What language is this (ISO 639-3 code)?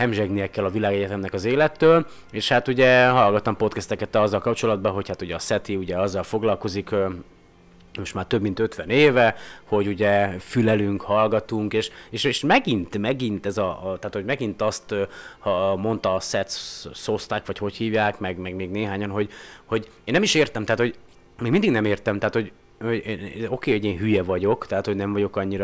hun